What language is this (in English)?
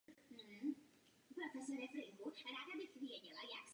Czech